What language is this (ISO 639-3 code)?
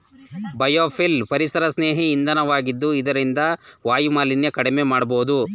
kan